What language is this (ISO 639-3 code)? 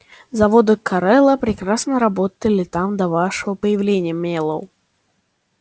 rus